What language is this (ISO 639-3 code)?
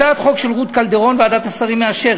heb